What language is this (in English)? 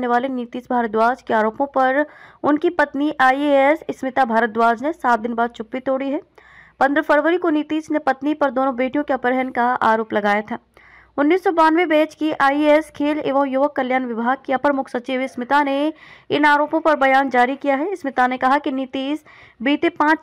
Hindi